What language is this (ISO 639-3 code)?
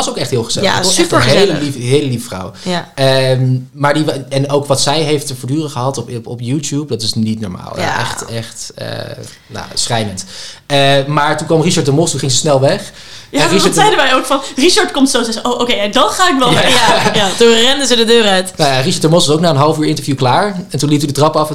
nld